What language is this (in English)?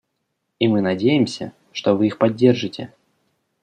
Russian